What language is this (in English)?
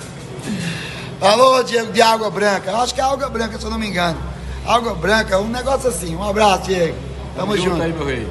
Portuguese